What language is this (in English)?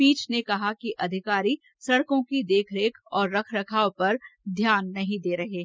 Hindi